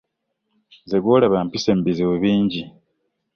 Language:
Ganda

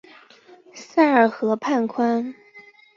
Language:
Chinese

